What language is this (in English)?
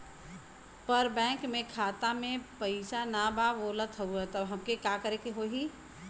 Bhojpuri